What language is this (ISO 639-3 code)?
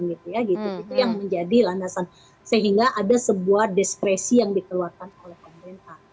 ind